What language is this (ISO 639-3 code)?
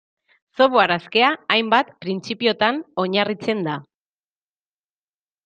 eus